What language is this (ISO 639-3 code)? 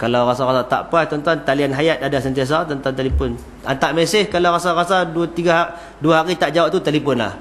msa